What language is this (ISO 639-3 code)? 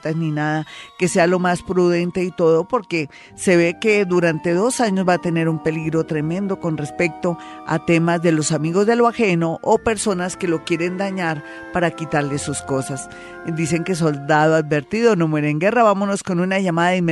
spa